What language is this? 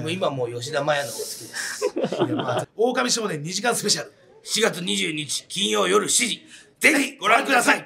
Japanese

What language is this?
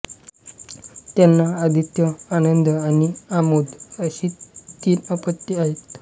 Marathi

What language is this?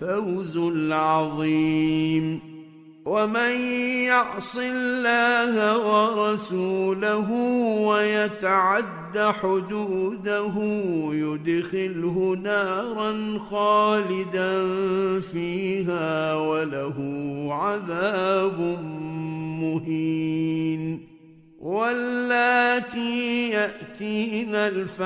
Arabic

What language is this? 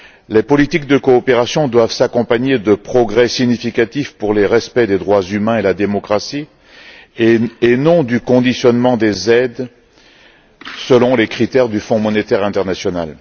French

